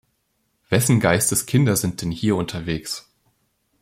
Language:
German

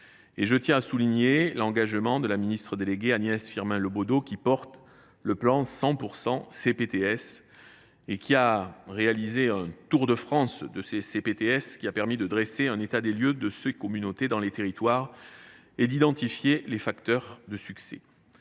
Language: French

